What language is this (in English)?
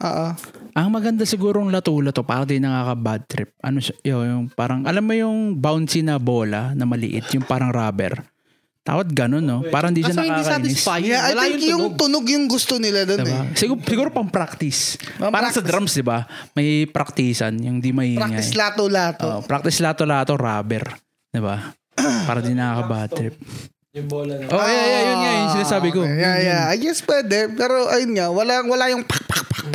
Filipino